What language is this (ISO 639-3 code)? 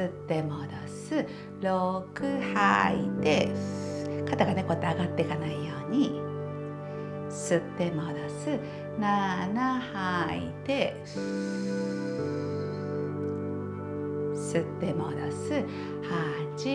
jpn